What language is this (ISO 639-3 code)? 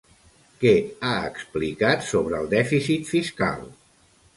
cat